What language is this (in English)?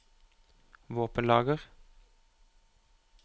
Norwegian